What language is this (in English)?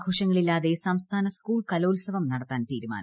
Malayalam